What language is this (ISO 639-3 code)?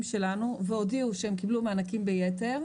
heb